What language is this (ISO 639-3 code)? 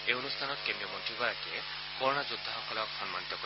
asm